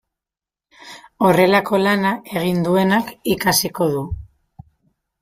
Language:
Basque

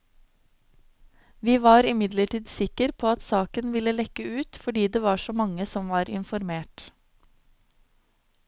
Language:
Norwegian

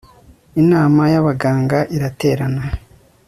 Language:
Kinyarwanda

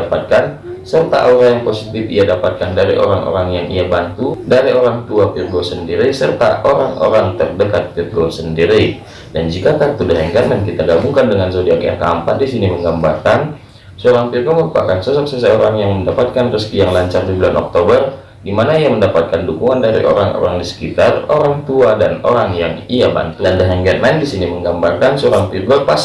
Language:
Indonesian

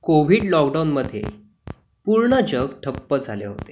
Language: Marathi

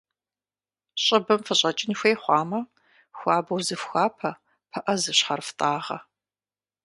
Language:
Kabardian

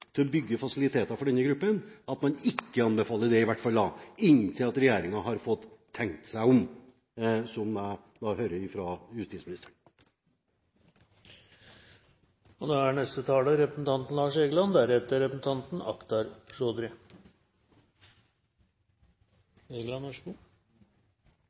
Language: Norwegian Bokmål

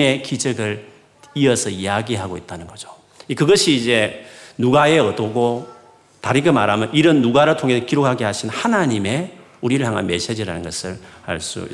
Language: Korean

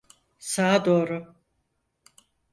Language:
Turkish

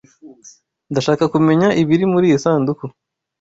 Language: Kinyarwanda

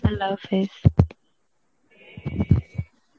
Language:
Bangla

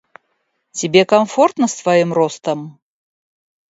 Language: Russian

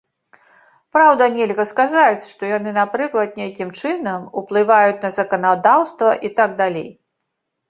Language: Belarusian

